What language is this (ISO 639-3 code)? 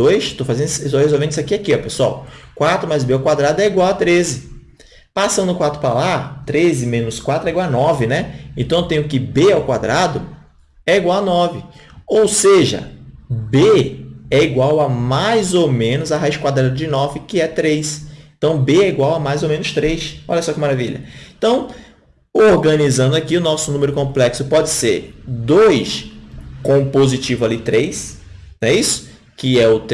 por